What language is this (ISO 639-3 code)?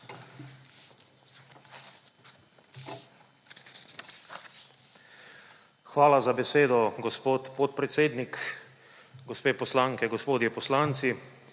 slv